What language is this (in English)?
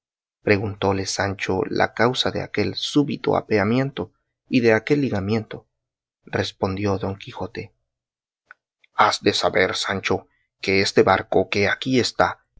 Spanish